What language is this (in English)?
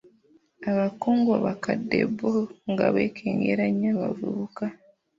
Ganda